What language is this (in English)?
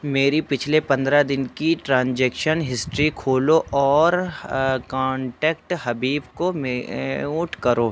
Urdu